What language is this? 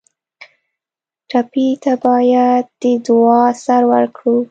Pashto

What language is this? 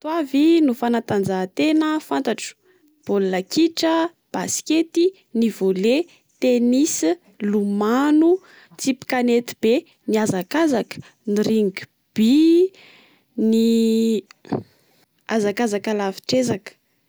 Malagasy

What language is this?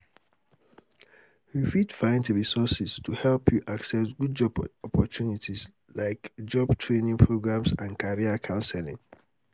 Nigerian Pidgin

